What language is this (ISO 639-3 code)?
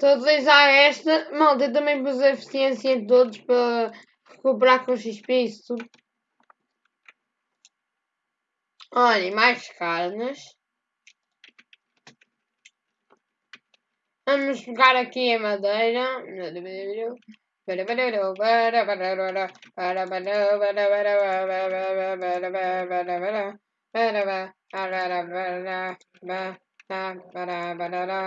por